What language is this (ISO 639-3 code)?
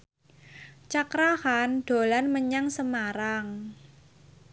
jav